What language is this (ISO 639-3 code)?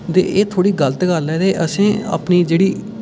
doi